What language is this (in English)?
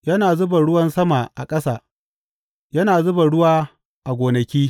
Hausa